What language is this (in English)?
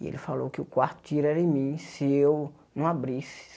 Portuguese